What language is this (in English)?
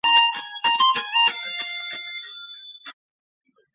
Chinese